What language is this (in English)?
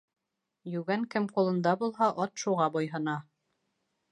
Bashkir